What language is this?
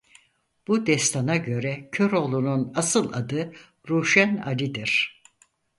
Turkish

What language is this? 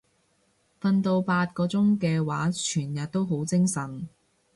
Cantonese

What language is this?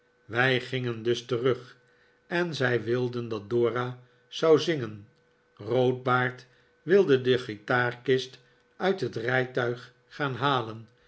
Dutch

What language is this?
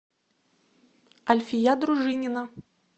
Russian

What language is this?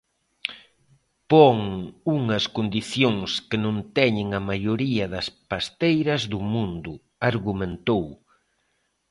Galician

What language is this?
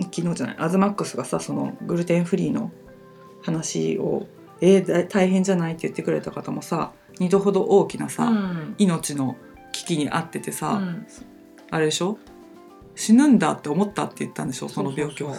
Japanese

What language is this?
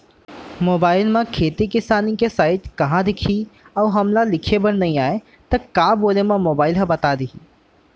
Chhattisgarhi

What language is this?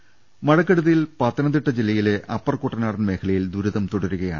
Malayalam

